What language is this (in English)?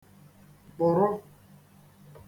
Igbo